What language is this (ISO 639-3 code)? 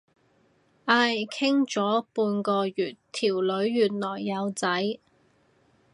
yue